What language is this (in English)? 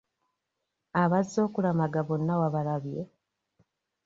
Ganda